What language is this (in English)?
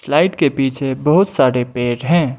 Hindi